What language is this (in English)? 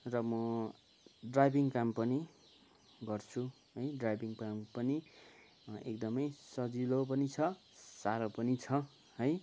Nepali